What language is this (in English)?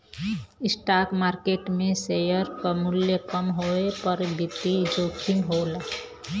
Bhojpuri